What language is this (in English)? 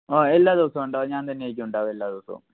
Malayalam